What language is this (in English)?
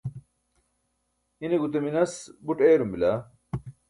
Burushaski